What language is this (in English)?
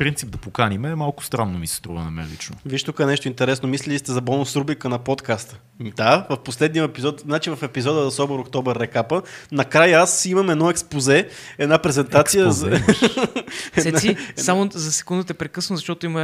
Bulgarian